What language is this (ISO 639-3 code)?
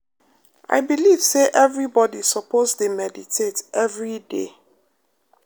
pcm